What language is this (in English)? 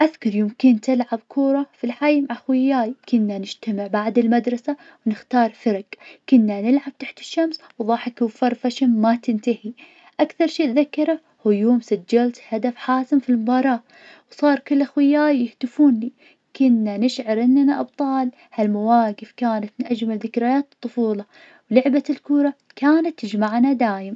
Najdi Arabic